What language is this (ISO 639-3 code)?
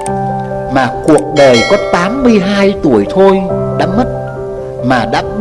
vie